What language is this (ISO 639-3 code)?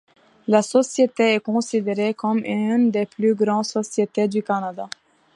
fra